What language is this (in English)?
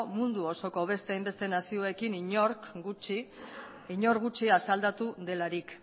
Basque